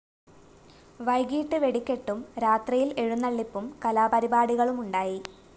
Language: Malayalam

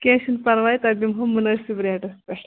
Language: Kashmiri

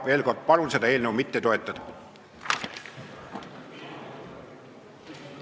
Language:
Estonian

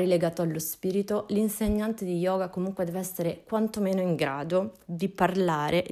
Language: Italian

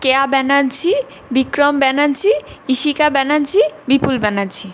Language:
Bangla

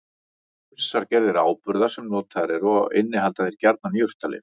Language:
Icelandic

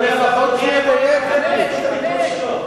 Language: Hebrew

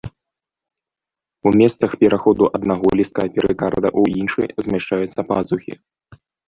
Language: Belarusian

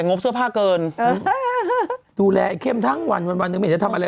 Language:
Thai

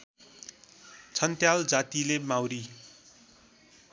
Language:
Nepali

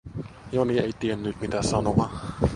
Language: Finnish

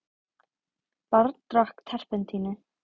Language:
Icelandic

